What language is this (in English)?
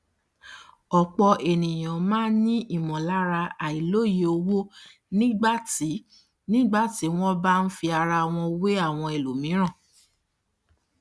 Yoruba